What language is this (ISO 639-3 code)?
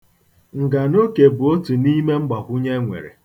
ibo